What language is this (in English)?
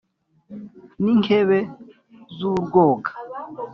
Kinyarwanda